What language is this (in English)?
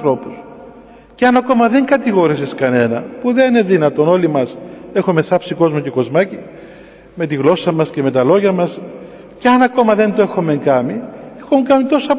Greek